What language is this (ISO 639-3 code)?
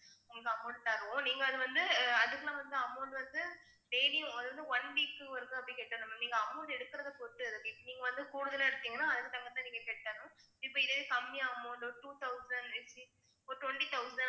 tam